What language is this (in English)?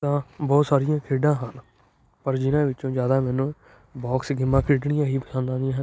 Punjabi